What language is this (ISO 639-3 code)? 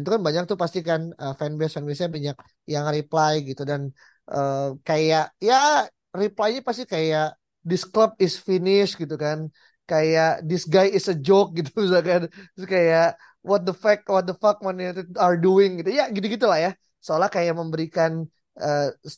ind